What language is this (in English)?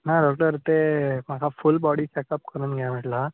Konkani